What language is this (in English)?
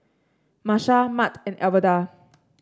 English